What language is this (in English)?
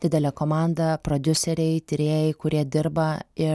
Lithuanian